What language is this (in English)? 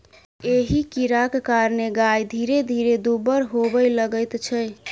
Maithili